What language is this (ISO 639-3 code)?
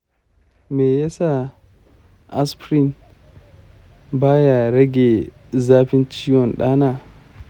hau